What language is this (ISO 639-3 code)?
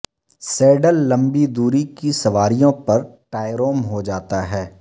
urd